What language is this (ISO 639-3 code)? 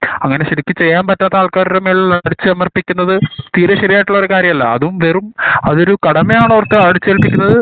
mal